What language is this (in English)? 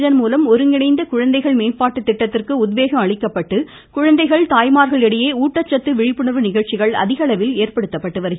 Tamil